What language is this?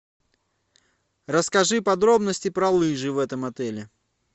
Russian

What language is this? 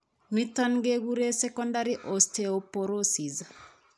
Kalenjin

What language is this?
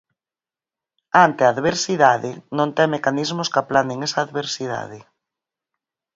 Galician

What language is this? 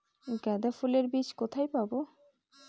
Bangla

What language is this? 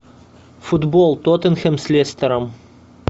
Russian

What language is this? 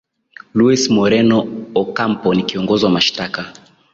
Swahili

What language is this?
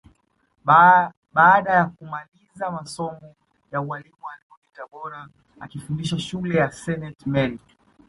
Swahili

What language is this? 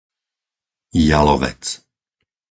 Slovak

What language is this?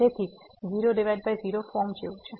Gujarati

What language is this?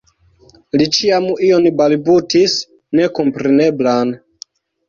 Esperanto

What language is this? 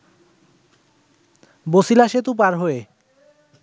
Bangla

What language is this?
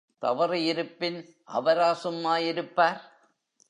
Tamil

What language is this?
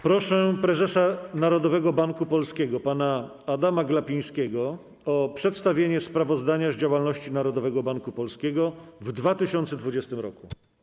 Polish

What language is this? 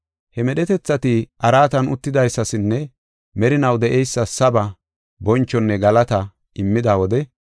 Gofa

